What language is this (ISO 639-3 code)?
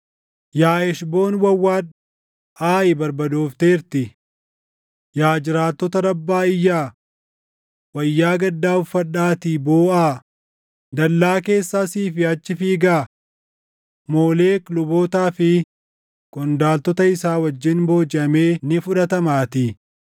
orm